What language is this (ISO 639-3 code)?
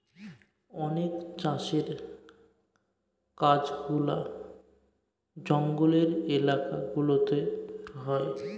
ben